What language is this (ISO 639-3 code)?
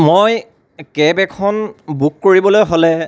asm